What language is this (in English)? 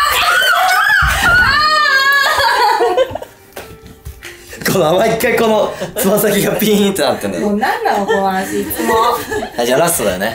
Japanese